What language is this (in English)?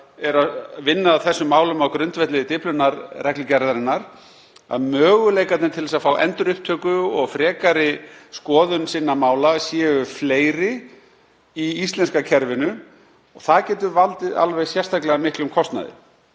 Icelandic